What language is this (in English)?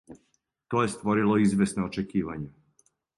Serbian